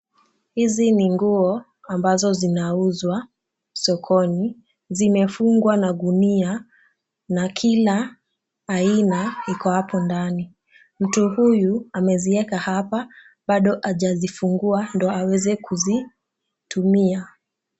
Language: Swahili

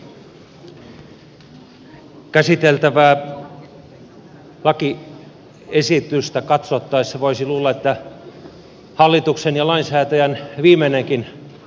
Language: Finnish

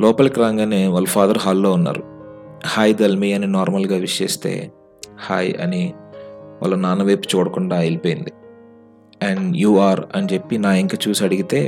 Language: Telugu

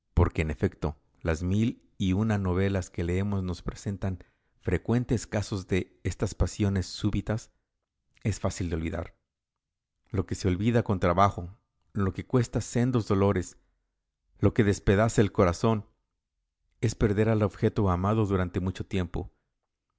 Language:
Spanish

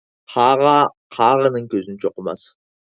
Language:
Uyghur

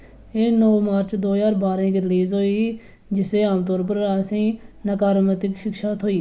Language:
Dogri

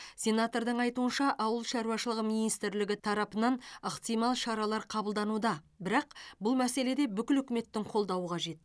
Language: Kazakh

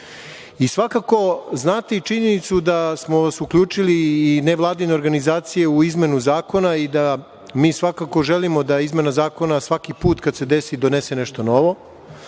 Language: Serbian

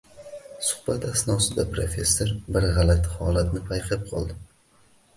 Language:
Uzbek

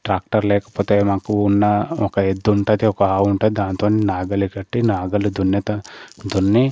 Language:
Telugu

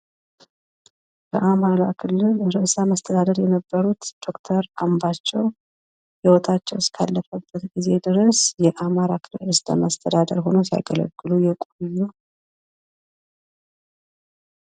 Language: Amharic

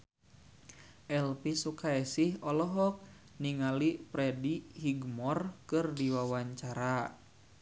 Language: Sundanese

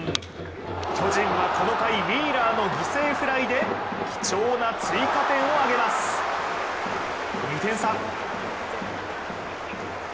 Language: Japanese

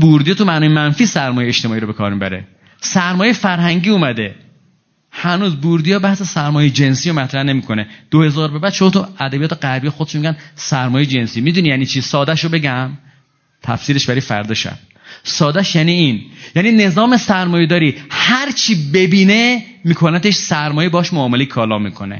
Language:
Persian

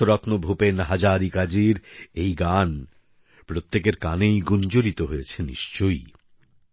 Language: Bangla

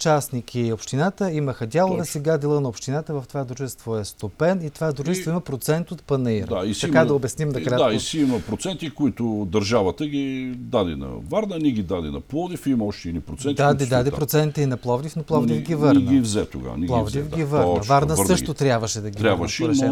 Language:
Bulgarian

